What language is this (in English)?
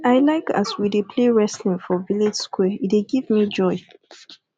Nigerian Pidgin